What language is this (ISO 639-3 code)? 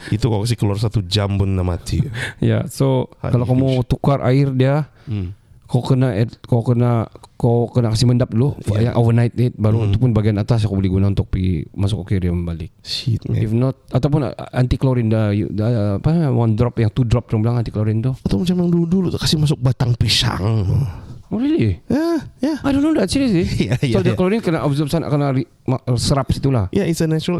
msa